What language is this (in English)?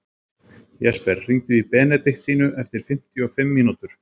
Icelandic